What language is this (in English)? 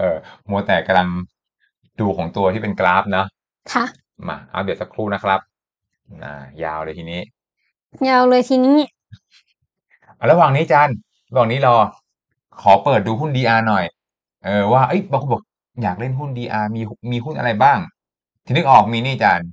Thai